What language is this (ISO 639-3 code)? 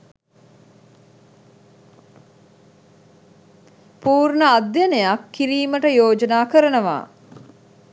sin